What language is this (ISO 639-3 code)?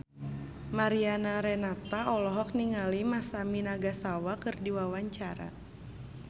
sun